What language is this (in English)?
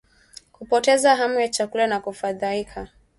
Swahili